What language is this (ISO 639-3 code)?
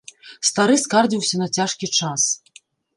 bel